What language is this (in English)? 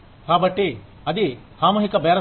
Telugu